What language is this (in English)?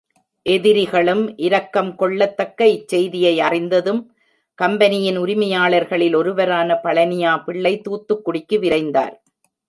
Tamil